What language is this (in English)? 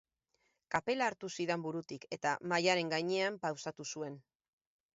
Basque